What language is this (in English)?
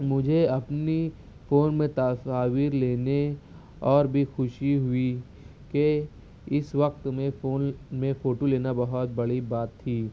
Urdu